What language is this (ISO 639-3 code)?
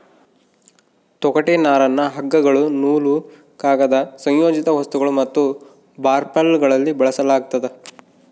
kan